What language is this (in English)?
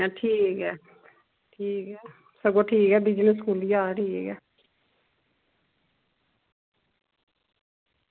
Dogri